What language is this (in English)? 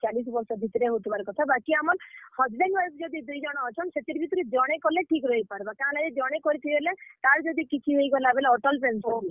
Odia